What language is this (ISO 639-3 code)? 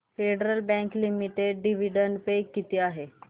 mar